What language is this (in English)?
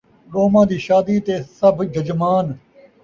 Saraiki